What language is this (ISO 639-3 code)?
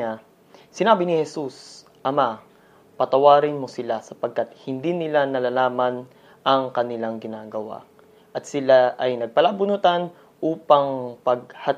fil